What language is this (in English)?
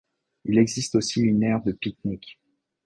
French